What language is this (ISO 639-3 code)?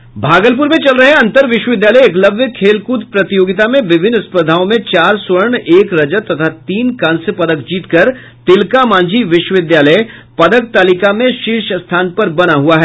hin